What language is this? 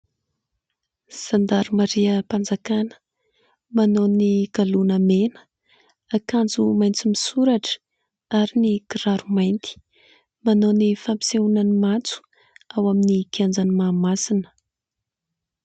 Malagasy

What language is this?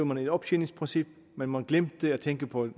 Danish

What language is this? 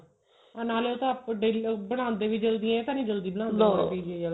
Punjabi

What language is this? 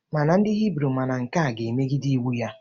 Igbo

